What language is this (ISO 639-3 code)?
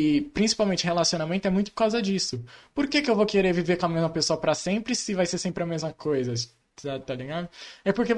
por